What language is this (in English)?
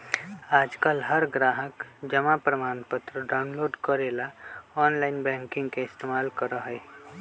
Magahi